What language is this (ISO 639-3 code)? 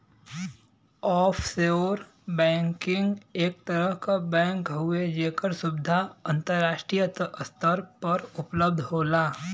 bho